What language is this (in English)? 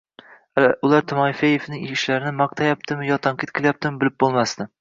Uzbek